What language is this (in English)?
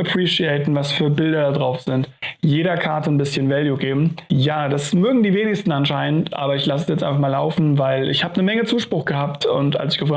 German